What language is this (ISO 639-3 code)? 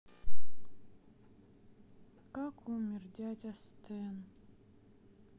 rus